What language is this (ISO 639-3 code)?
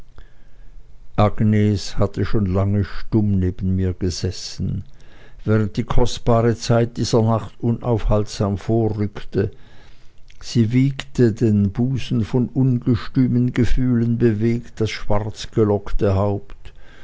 deu